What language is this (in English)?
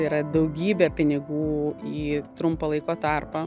Lithuanian